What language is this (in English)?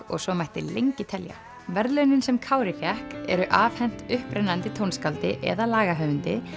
Icelandic